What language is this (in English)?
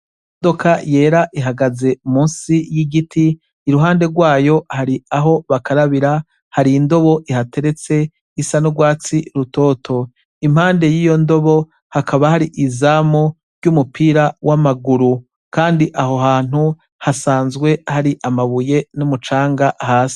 Rundi